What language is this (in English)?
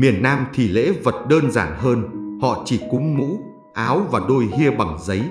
Vietnamese